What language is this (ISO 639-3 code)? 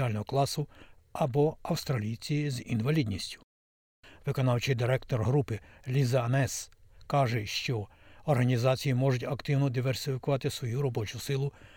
ukr